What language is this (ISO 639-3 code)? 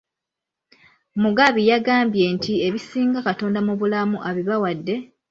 lug